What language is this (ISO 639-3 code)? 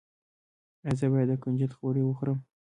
pus